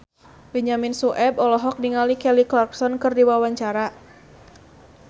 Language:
Sundanese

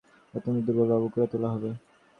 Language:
Bangla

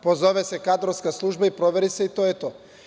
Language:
Serbian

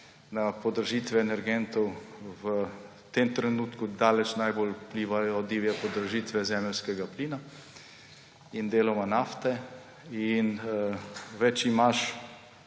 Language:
Slovenian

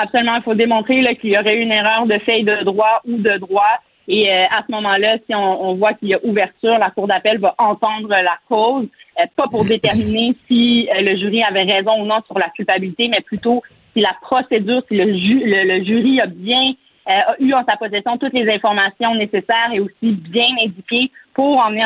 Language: French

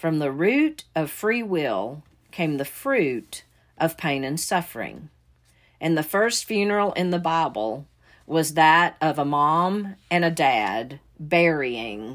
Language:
English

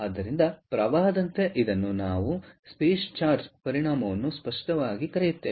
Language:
Kannada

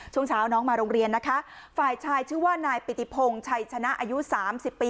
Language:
Thai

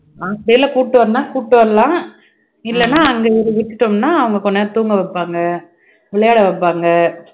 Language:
Tamil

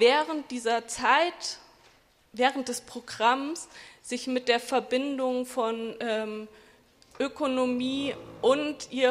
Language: German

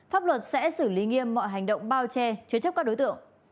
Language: Vietnamese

